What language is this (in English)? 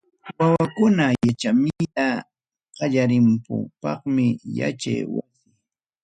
Ayacucho Quechua